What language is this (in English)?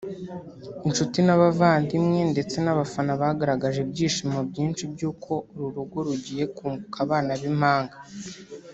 Kinyarwanda